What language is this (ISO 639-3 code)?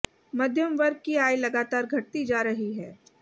hin